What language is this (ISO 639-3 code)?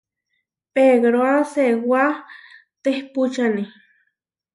var